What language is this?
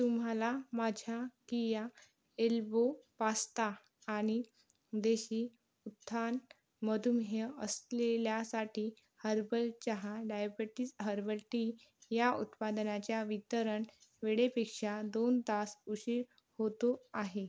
Marathi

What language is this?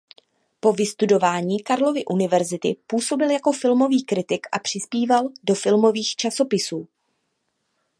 Czech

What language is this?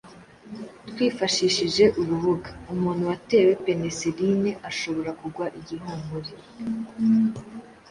Kinyarwanda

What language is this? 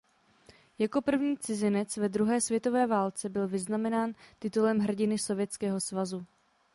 Czech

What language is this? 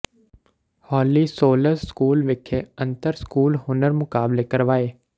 Punjabi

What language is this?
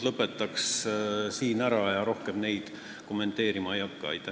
Estonian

